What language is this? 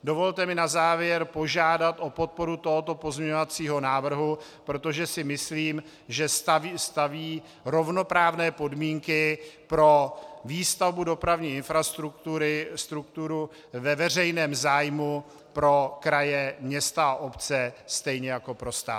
Czech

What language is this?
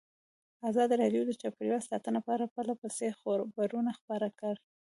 Pashto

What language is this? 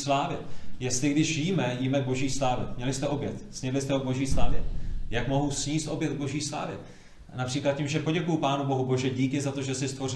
Czech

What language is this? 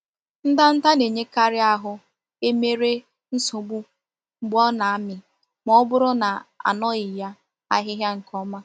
Igbo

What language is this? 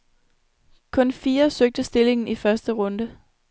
Danish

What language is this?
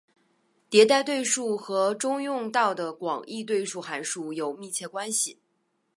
Chinese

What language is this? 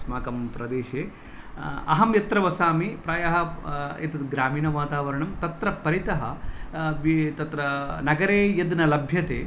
Sanskrit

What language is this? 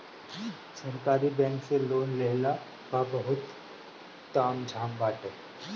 Bhojpuri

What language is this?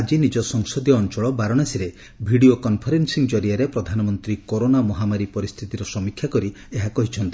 Odia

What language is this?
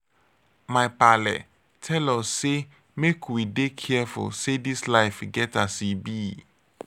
Nigerian Pidgin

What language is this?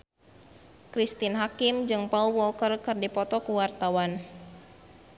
Sundanese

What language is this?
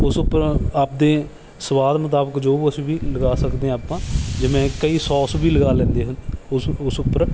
Punjabi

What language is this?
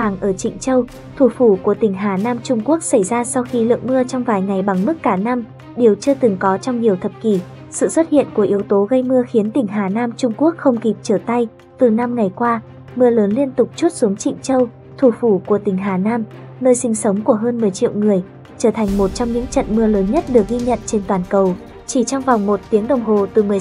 Vietnamese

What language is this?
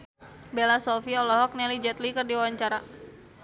Sundanese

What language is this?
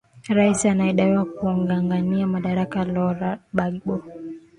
Swahili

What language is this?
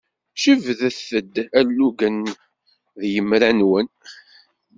Kabyle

